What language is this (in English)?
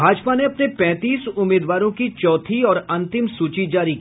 Hindi